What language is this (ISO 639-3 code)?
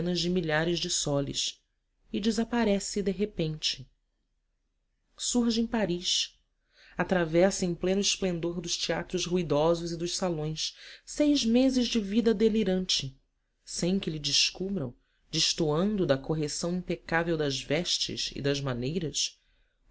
por